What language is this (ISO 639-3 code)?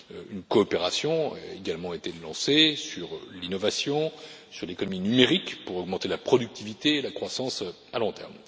fra